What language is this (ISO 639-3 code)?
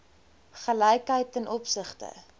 afr